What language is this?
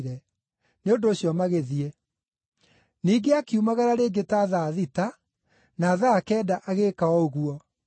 Kikuyu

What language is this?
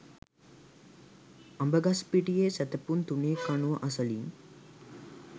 Sinhala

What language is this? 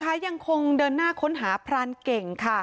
Thai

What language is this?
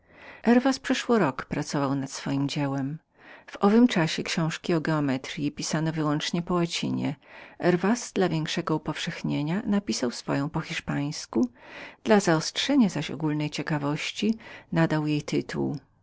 Polish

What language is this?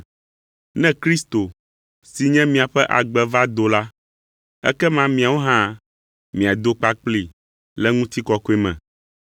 Ewe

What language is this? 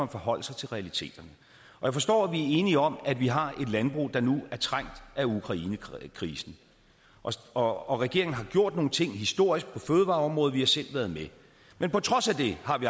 Danish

